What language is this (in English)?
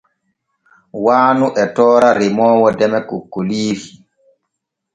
Borgu Fulfulde